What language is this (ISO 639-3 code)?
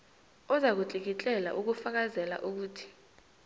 nbl